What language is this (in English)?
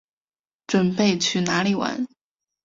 Chinese